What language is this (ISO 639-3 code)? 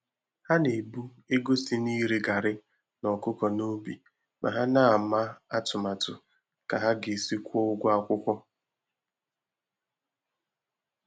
ibo